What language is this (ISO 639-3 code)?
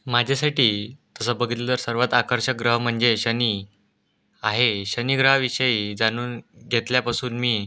mar